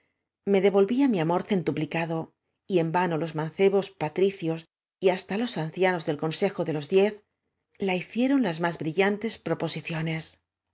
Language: Spanish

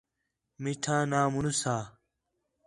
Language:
Khetrani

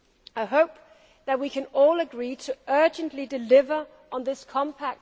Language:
English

